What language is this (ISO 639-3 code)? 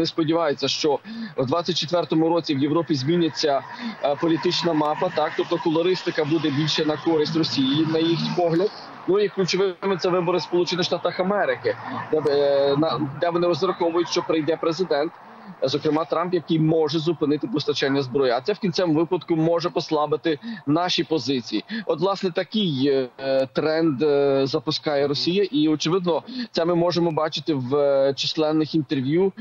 ukr